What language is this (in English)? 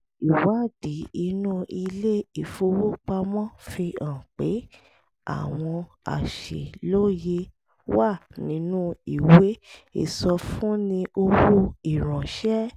Yoruba